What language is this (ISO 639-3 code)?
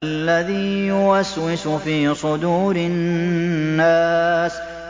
ara